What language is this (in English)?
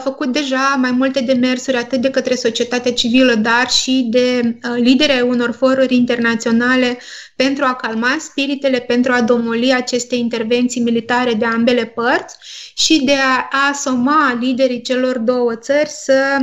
Romanian